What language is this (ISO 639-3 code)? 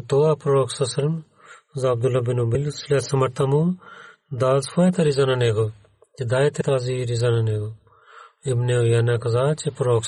bul